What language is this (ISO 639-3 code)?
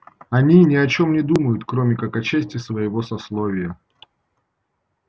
rus